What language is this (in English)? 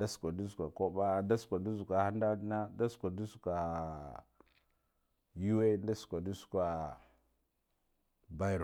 Guduf-Gava